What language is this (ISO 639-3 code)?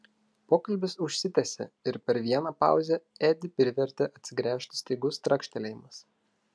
lit